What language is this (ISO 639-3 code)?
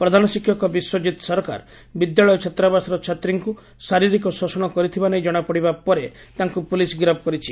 ori